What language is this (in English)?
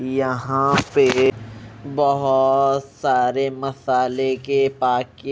Hindi